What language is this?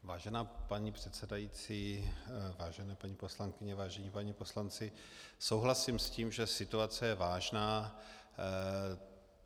Czech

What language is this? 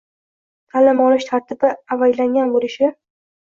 Uzbek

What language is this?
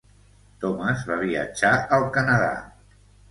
Catalan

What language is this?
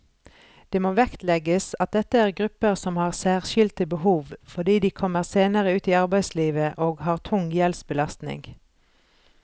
Norwegian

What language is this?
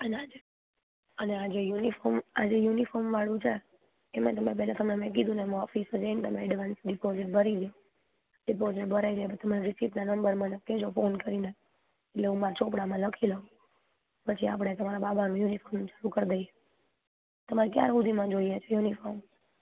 Gujarati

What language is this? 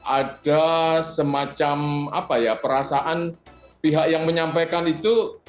Indonesian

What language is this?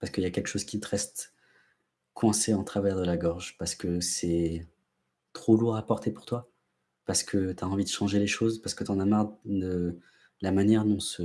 French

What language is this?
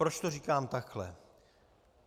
Czech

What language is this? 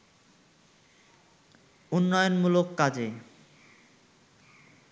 Bangla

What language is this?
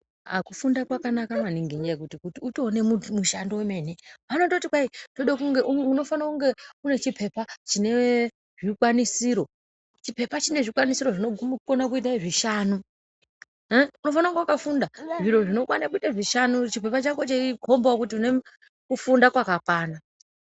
Ndau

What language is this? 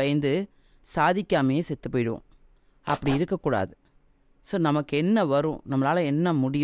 Tamil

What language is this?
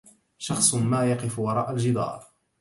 Arabic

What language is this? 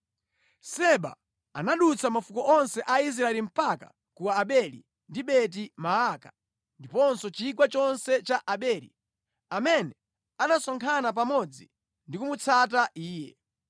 Nyanja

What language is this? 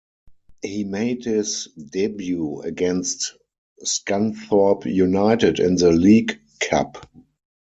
English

